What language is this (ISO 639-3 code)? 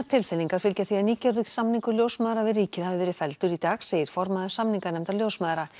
isl